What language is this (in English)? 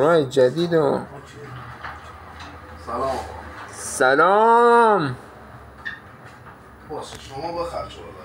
Persian